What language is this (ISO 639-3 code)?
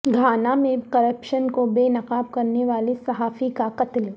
urd